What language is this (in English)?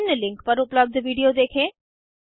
Hindi